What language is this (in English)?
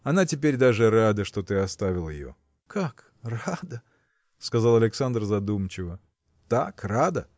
Russian